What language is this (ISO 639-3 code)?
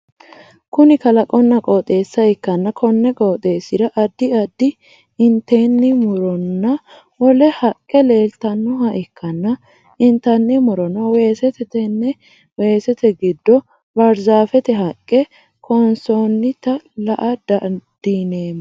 sid